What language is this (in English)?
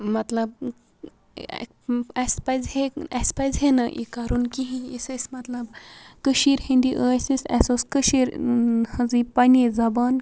Kashmiri